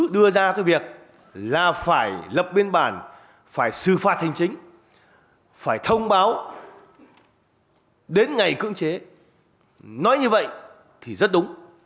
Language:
Vietnamese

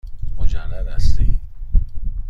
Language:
Persian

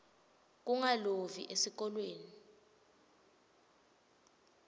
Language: Swati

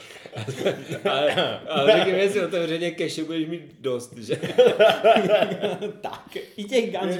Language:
Czech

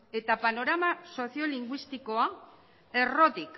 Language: Basque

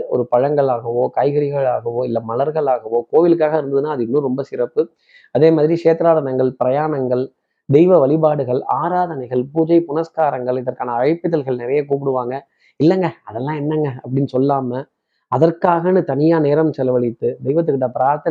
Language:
Tamil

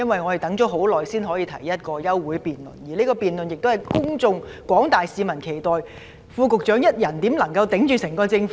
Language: Cantonese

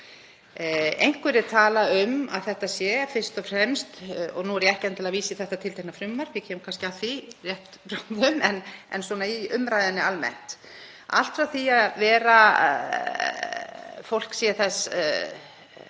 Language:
Icelandic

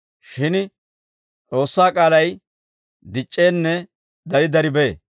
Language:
Dawro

